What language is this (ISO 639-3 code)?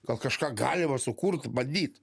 lit